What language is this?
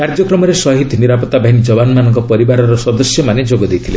Odia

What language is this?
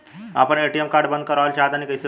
Bhojpuri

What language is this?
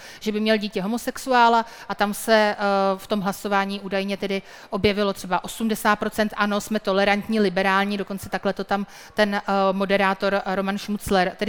Czech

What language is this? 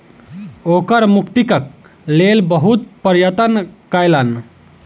Maithili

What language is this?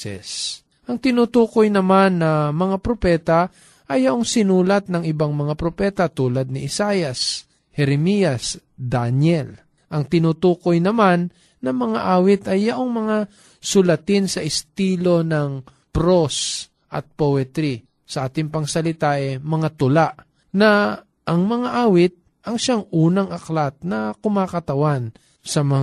Filipino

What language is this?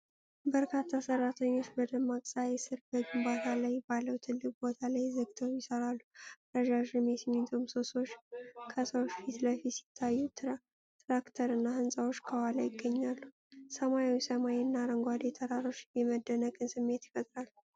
Amharic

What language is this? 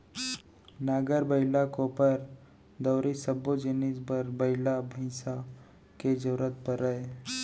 Chhattisgarhi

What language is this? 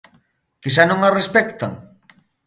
Galician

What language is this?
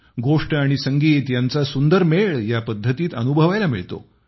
Marathi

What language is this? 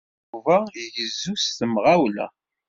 Kabyle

